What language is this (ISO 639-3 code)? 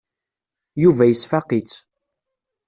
kab